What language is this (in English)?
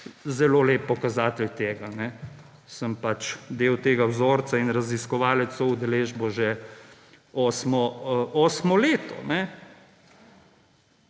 Slovenian